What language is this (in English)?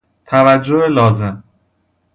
Persian